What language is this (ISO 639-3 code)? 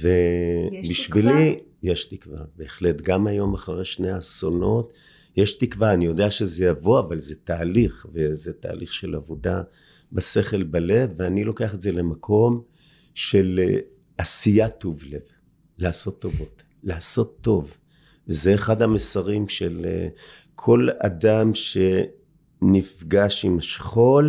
heb